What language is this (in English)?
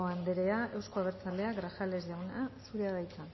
Basque